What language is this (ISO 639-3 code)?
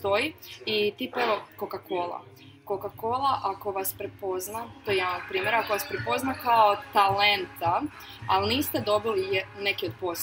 hrv